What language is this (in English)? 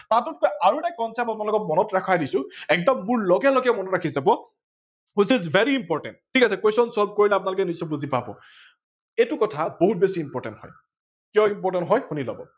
Assamese